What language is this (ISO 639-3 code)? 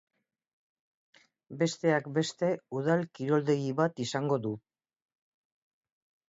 eus